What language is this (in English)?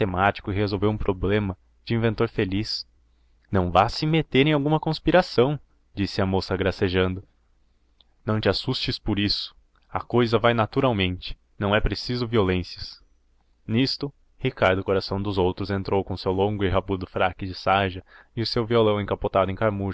Portuguese